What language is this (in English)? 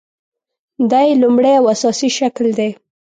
Pashto